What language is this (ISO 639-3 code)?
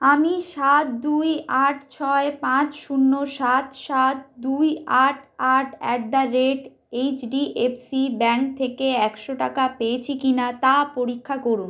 ben